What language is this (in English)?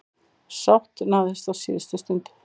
Icelandic